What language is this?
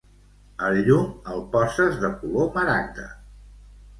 Catalan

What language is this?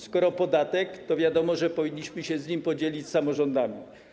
Polish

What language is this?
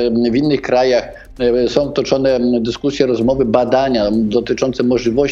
Polish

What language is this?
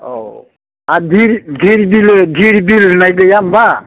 Bodo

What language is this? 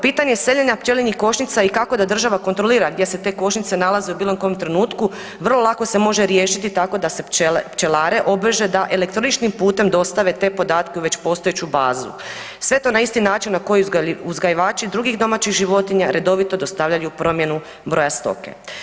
Croatian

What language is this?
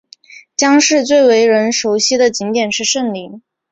Chinese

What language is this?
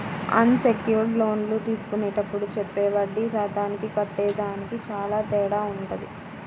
Telugu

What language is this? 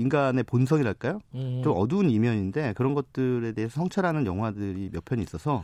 Korean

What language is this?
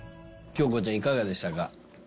Japanese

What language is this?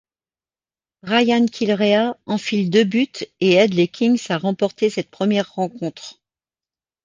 French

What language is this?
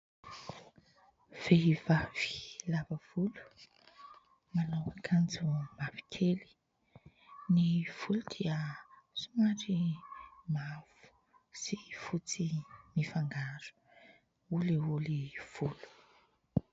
Malagasy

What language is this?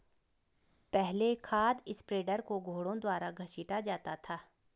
Hindi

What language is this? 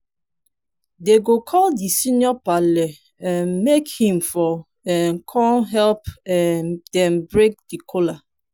Nigerian Pidgin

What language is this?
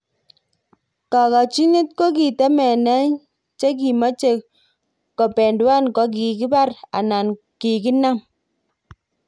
Kalenjin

